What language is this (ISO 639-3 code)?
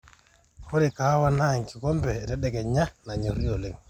mas